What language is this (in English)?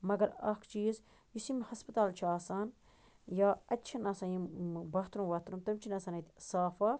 Kashmiri